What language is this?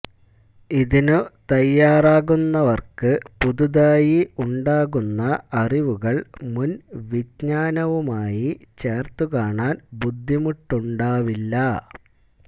Malayalam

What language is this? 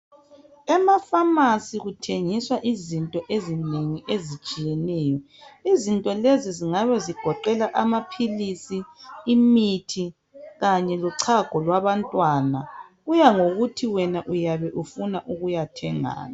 North Ndebele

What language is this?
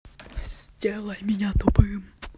Russian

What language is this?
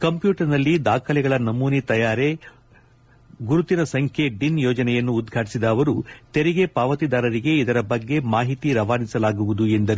Kannada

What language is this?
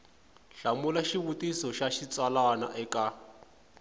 Tsonga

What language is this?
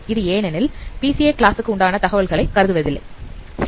Tamil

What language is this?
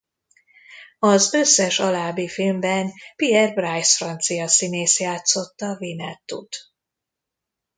Hungarian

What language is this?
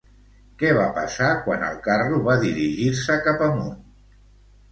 Catalan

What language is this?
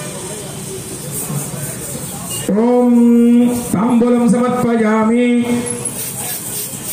Indonesian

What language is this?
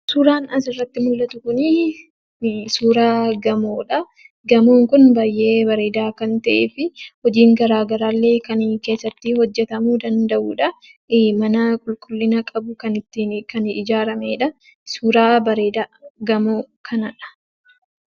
Oromo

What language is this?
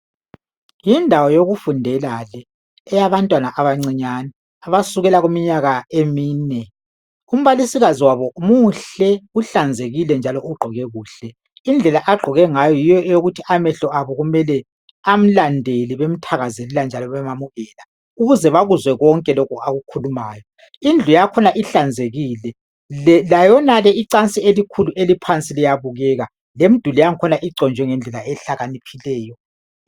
North Ndebele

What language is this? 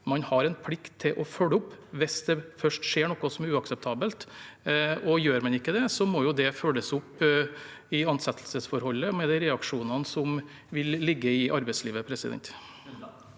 Norwegian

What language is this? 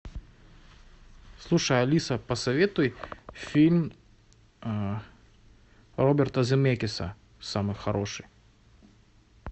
Russian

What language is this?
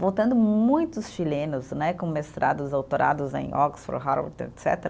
Portuguese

